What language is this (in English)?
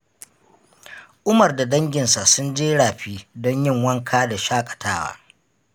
Hausa